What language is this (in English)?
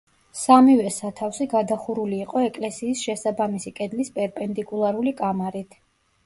Georgian